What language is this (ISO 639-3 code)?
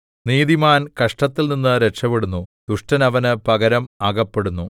mal